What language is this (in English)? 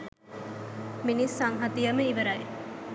Sinhala